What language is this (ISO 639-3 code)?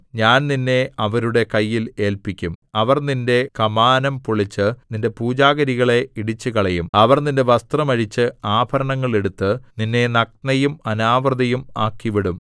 mal